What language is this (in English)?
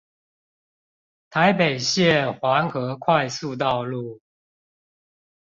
Chinese